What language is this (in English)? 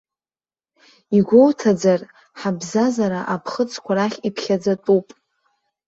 Abkhazian